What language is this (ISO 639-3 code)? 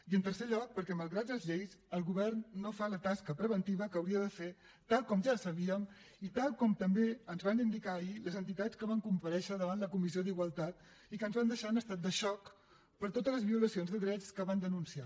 cat